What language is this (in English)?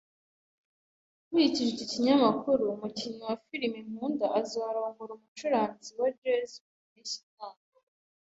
Kinyarwanda